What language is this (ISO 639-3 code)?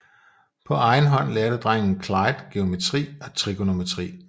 dan